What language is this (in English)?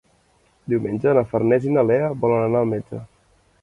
Catalan